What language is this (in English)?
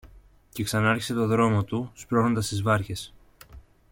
Greek